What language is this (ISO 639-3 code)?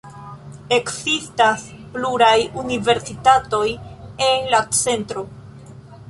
epo